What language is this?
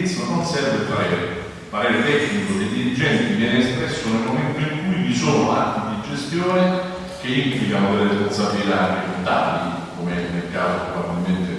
Italian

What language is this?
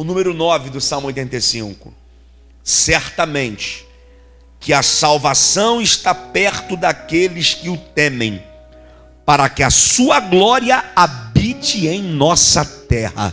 Portuguese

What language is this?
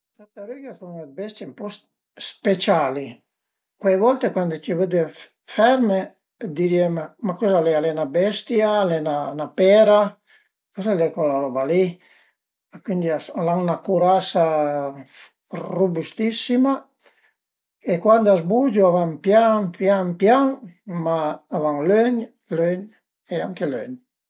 Piedmontese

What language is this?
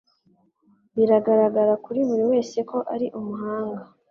Kinyarwanda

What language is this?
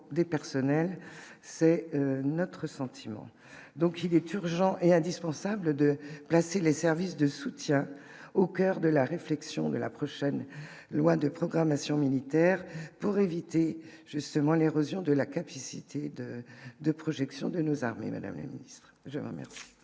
French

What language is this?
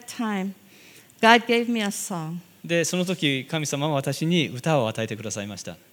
Japanese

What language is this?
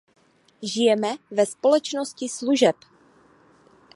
Czech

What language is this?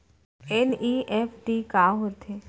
Chhattisgarhi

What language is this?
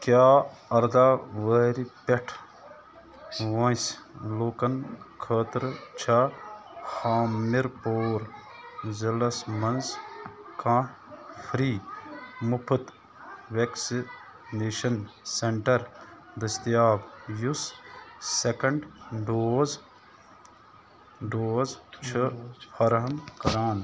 Kashmiri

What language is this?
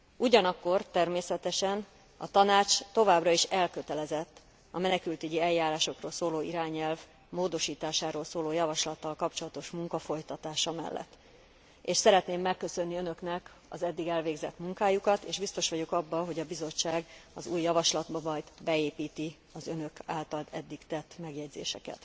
Hungarian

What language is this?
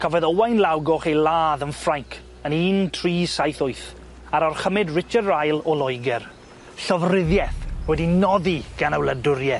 Welsh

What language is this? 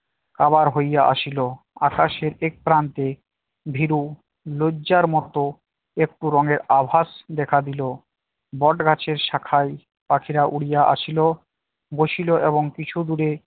Bangla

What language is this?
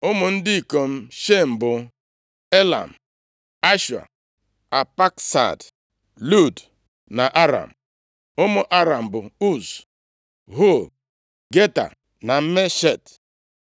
Igbo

